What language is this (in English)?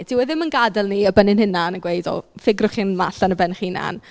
Welsh